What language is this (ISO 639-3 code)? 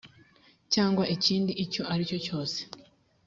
kin